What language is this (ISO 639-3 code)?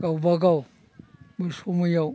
brx